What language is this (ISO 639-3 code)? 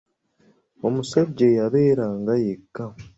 lug